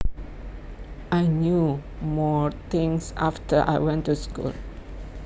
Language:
Javanese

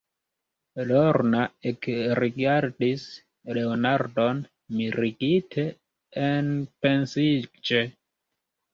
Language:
Esperanto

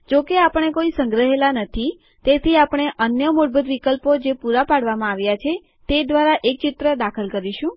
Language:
Gujarati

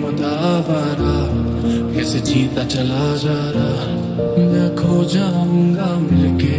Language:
Romanian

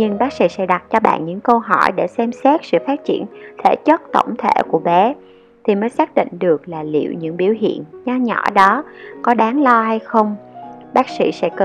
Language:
Vietnamese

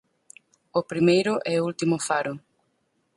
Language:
Galician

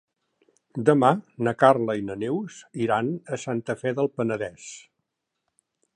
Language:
Catalan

